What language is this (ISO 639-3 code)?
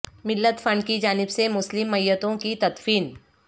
urd